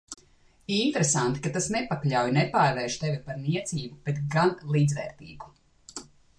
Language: Latvian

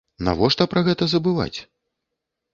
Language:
Belarusian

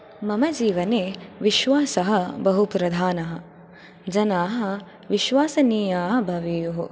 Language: Sanskrit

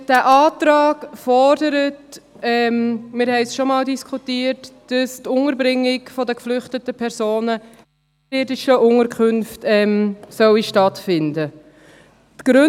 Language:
Swiss German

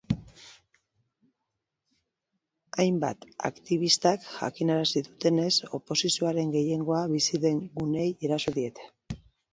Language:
Basque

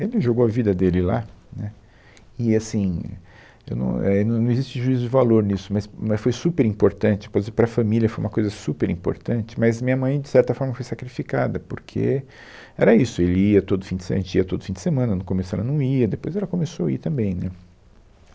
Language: Portuguese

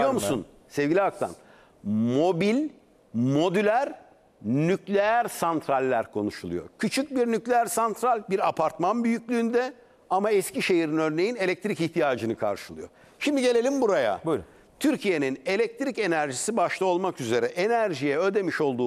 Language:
Turkish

